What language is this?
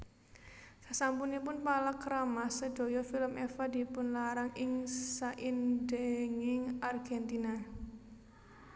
Javanese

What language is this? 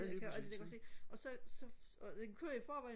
Danish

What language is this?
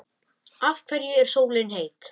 Icelandic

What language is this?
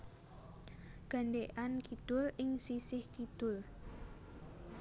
Javanese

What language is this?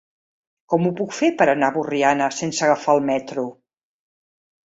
Catalan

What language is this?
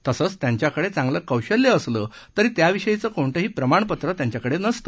Marathi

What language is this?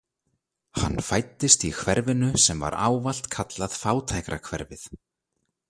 Icelandic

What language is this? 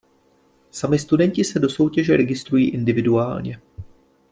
Czech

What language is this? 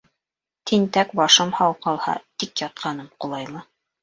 Bashkir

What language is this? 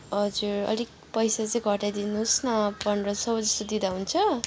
Nepali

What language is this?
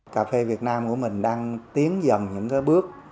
Vietnamese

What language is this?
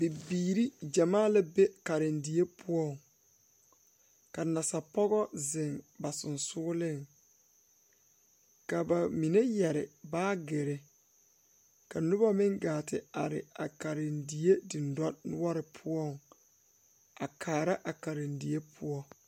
Southern Dagaare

